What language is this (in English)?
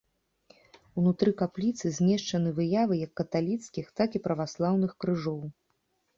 Belarusian